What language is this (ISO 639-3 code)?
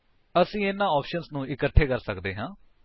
pan